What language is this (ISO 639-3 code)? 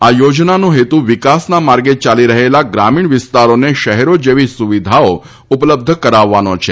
guj